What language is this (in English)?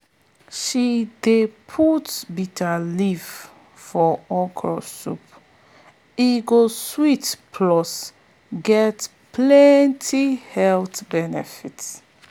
Nigerian Pidgin